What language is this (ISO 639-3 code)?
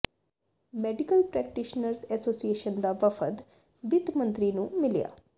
pan